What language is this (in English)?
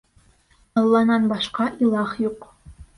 Bashkir